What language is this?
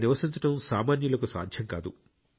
Telugu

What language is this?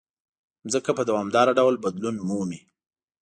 Pashto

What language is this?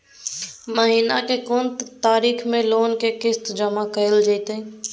Maithili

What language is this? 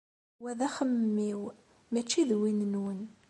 Kabyle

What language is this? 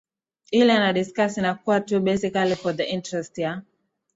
Swahili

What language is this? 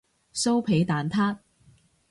Cantonese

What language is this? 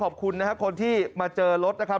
Thai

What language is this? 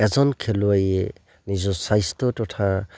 Assamese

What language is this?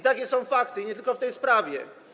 Polish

